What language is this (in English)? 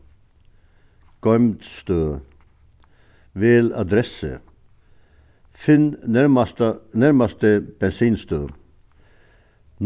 Faroese